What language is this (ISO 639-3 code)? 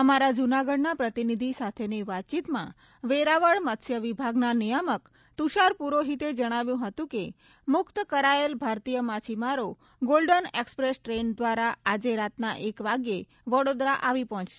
guj